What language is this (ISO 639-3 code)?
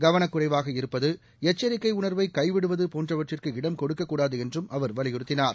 tam